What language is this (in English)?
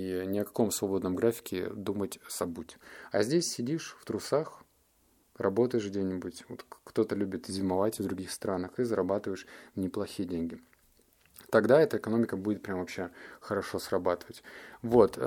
Russian